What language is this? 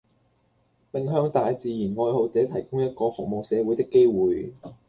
Cantonese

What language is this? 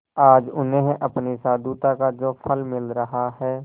Hindi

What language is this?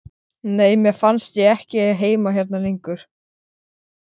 Icelandic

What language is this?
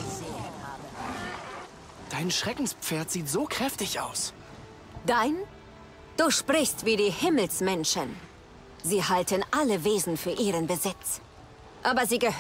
German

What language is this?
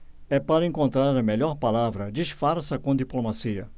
Portuguese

